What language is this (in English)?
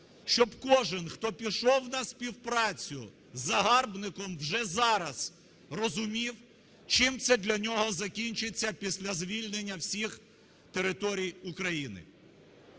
Ukrainian